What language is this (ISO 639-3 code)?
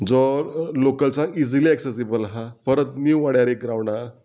kok